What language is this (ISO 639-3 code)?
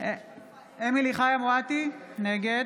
heb